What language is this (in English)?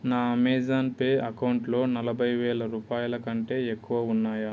Telugu